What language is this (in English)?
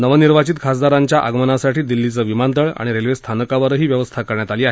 Marathi